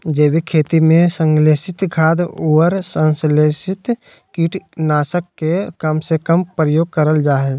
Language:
Magahi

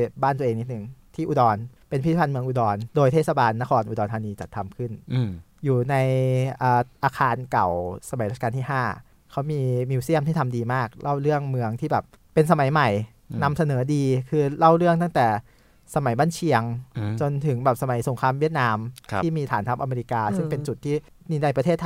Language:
Thai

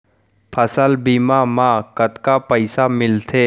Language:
Chhattisgarhi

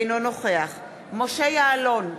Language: Hebrew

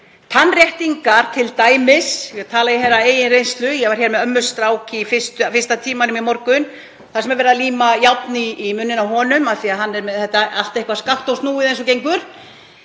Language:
Icelandic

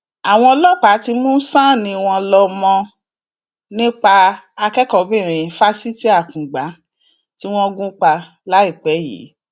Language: Yoruba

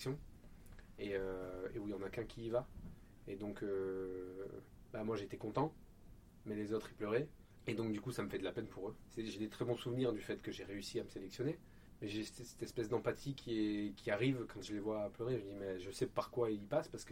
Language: French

